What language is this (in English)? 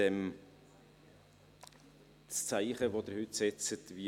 Swiss German